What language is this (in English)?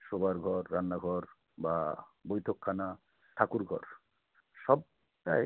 Bangla